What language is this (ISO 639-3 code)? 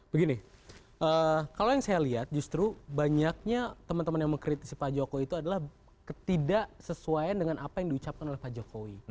ind